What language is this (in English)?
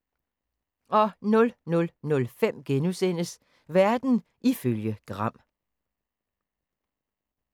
Danish